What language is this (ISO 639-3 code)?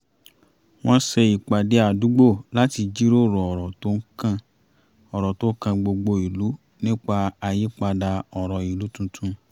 yor